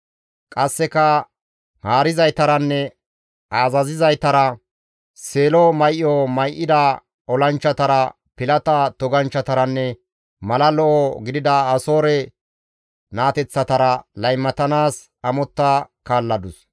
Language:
Gamo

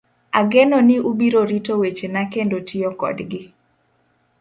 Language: Luo (Kenya and Tanzania)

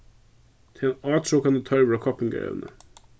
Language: Faroese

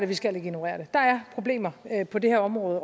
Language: Danish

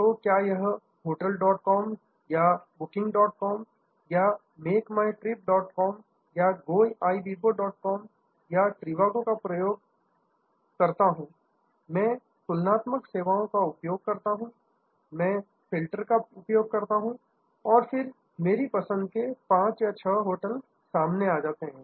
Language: Hindi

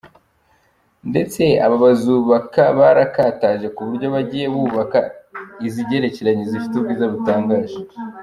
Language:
Kinyarwanda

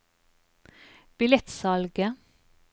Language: Norwegian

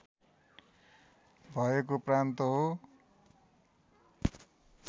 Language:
Nepali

